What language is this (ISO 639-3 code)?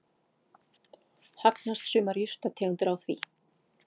isl